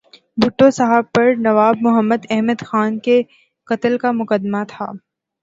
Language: Urdu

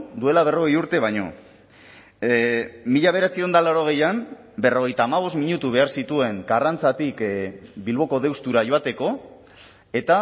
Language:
Basque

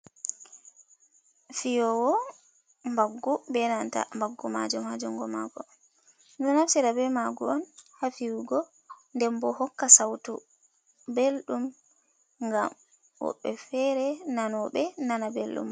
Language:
Fula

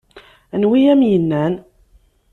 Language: Kabyle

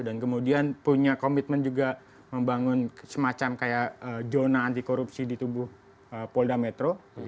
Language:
Indonesian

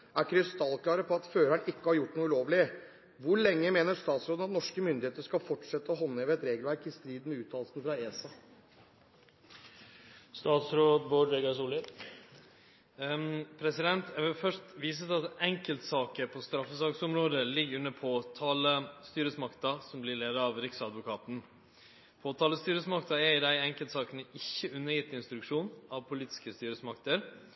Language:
Norwegian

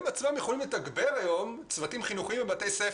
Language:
Hebrew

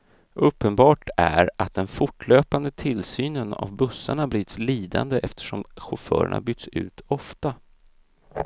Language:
Swedish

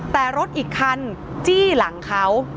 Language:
Thai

